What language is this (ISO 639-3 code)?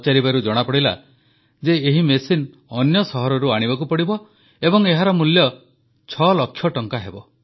ori